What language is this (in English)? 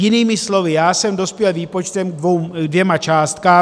Czech